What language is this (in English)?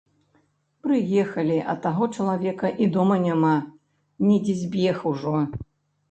Belarusian